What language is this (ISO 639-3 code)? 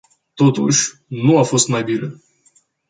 ron